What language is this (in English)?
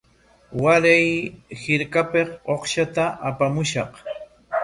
Corongo Ancash Quechua